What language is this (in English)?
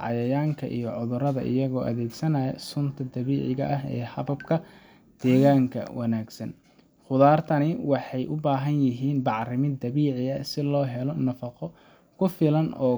Somali